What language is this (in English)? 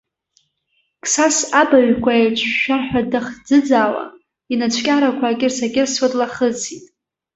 Abkhazian